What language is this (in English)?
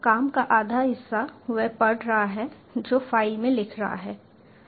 Hindi